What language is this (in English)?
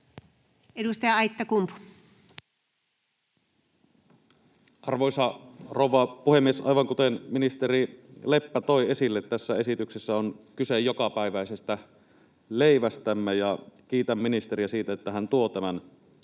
Finnish